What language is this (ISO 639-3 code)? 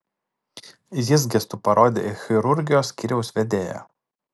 lit